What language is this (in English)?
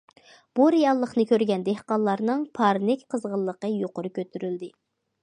Uyghur